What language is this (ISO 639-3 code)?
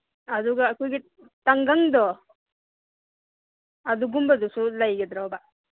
mni